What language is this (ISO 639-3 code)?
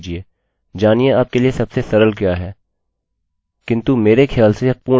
hin